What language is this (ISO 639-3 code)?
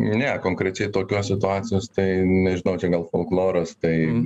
lit